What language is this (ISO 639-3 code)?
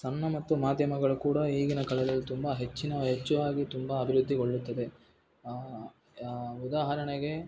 kan